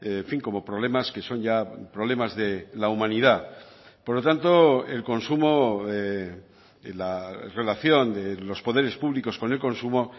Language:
Spanish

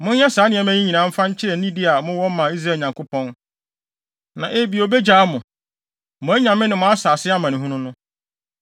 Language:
Akan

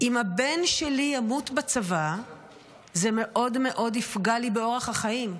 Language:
Hebrew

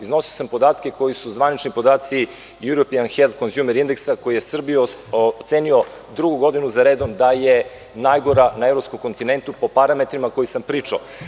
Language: Serbian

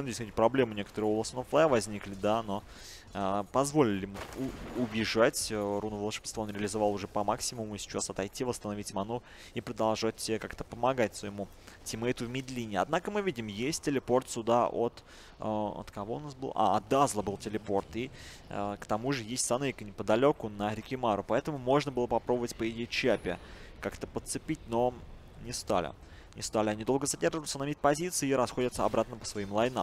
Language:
Russian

